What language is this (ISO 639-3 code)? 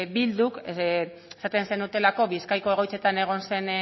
eus